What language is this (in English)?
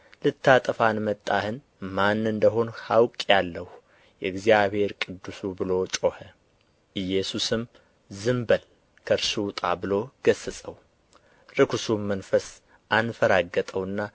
Amharic